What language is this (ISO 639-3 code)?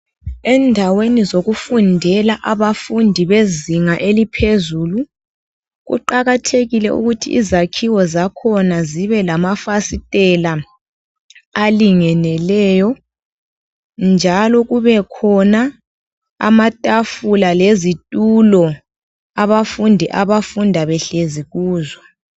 nde